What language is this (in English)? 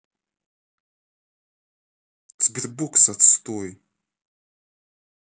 Russian